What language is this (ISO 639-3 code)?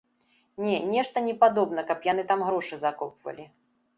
bel